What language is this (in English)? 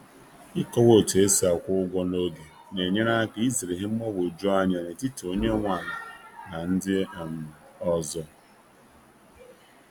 Igbo